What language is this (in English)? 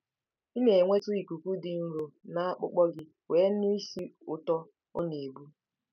Igbo